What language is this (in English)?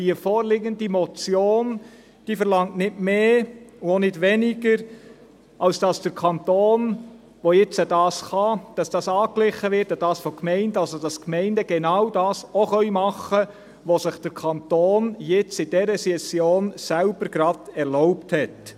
Swiss German